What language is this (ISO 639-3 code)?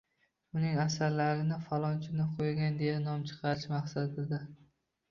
uzb